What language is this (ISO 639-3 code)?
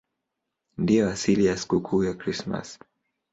swa